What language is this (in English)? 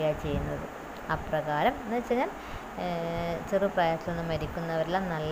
Malayalam